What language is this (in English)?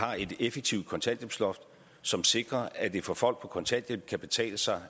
Danish